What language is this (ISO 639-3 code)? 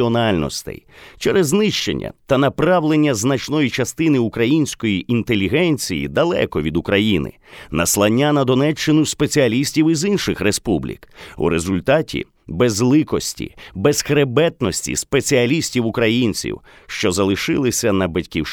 ukr